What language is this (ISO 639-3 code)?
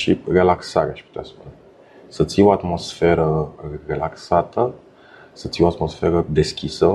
ron